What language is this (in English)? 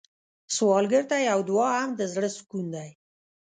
Pashto